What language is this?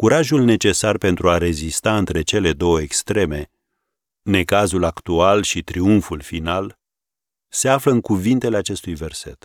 Romanian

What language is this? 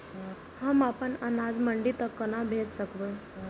Maithili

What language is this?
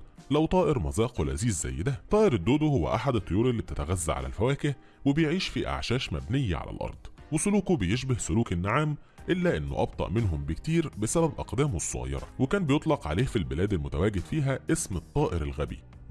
Arabic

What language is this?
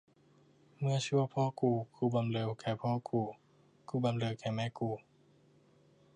Thai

